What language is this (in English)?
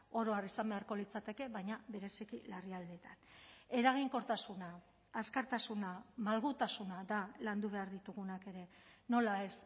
Basque